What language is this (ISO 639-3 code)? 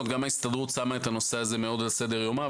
heb